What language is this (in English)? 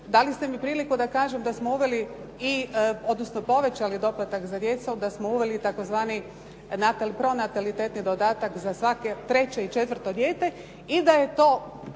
Croatian